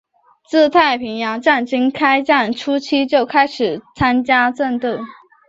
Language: Chinese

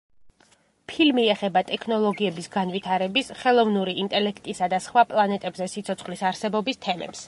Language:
Georgian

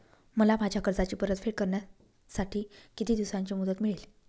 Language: Marathi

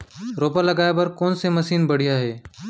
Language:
Chhattisgarhi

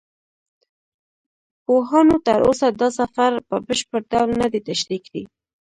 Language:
Pashto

